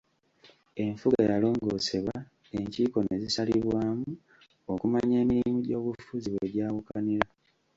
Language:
Ganda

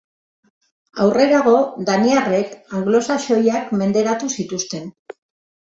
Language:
Basque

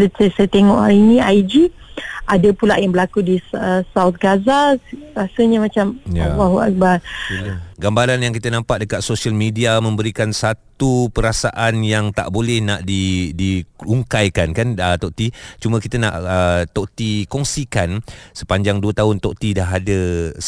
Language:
Malay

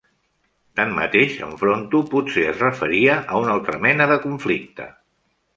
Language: Catalan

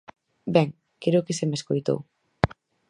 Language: Galician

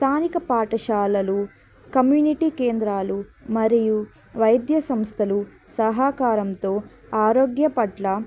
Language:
Telugu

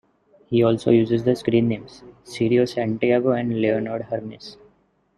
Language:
English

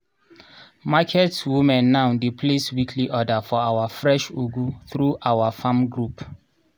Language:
Nigerian Pidgin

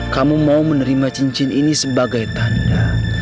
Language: Indonesian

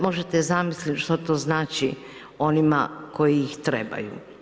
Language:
Croatian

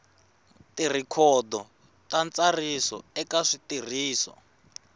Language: Tsonga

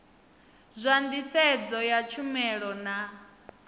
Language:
Venda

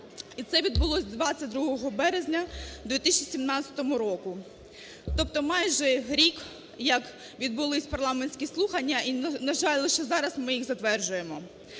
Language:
Ukrainian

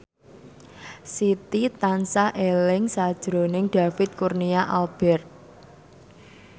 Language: Javanese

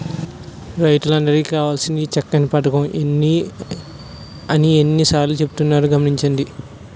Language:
Telugu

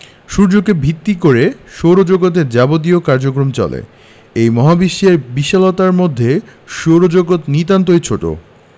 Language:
Bangla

